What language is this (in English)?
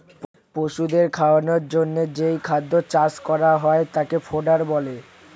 Bangla